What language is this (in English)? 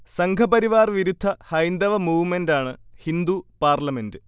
Malayalam